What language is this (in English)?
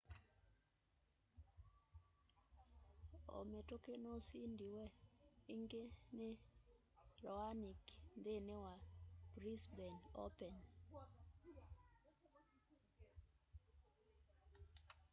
Kamba